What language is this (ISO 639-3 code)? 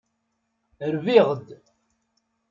kab